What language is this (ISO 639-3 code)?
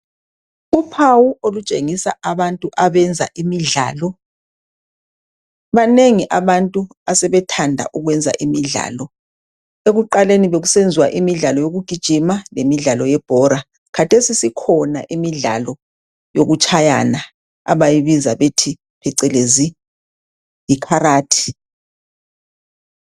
nde